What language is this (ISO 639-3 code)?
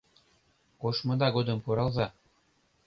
chm